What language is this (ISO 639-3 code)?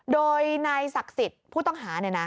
tha